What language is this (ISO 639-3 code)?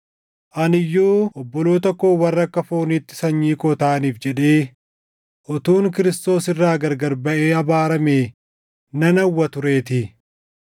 orm